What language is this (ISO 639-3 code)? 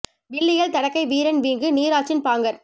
tam